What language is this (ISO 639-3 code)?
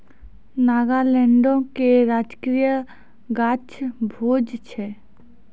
mai